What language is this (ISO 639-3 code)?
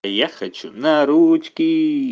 rus